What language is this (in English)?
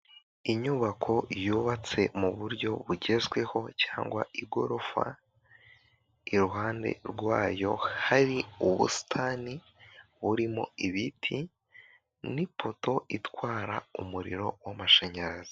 Kinyarwanda